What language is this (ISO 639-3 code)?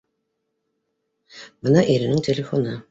bak